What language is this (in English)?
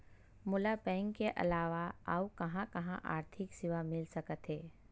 Chhattisgarhi